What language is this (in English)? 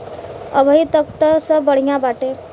Bhojpuri